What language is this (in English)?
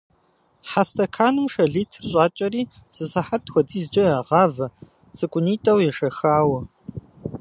Kabardian